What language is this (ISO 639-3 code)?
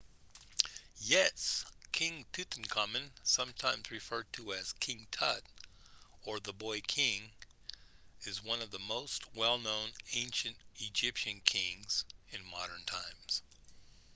eng